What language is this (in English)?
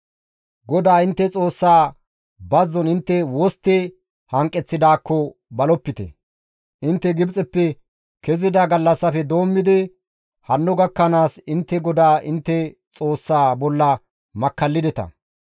Gamo